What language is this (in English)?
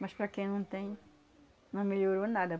Portuguese